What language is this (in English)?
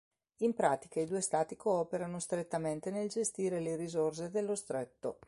Italian